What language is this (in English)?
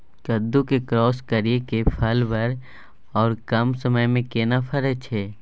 Maithili